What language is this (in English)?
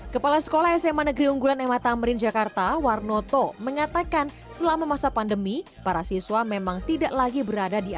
Indonesian